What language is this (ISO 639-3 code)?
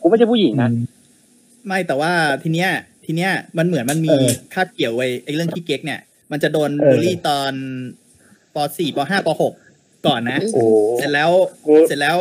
tha